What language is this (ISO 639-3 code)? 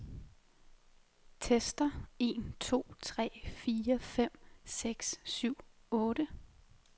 dan